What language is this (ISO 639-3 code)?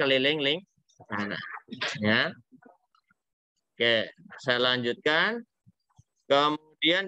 ind